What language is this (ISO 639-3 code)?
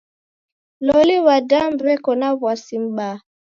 dav